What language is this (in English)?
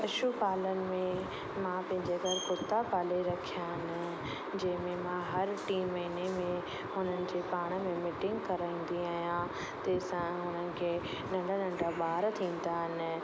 Sindhi